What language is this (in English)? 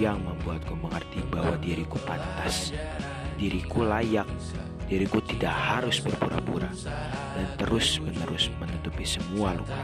Indonesian